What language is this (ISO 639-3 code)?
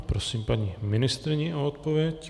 ces